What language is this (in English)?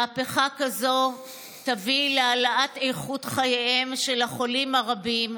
Hebrew